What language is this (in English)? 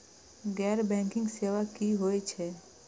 Maithili